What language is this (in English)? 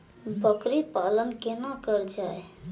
Maithili